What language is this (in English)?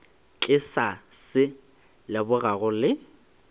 Northern Sotho